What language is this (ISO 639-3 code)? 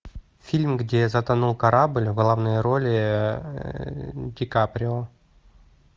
rus